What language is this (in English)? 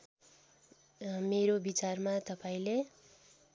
Nepali